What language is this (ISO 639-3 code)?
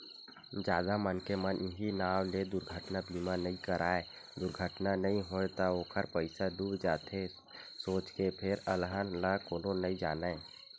hne